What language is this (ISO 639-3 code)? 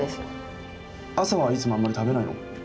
jpn